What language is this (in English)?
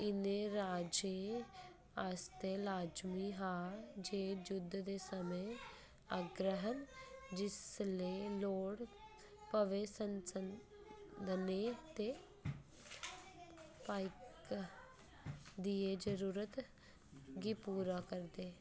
Dogri